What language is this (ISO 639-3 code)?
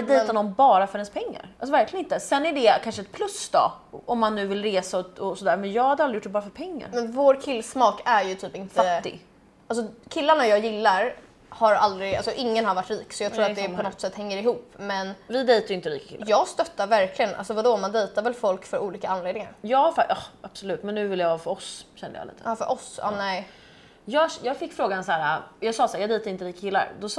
swe